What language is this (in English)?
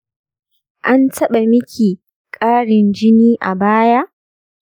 Hausa